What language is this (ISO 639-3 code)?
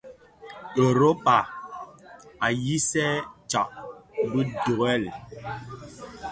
ksf